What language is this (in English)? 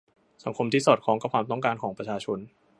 Thai